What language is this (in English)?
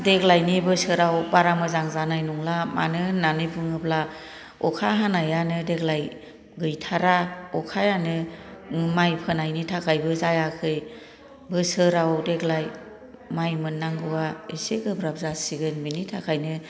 Bodo